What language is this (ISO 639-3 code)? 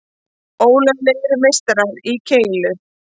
isl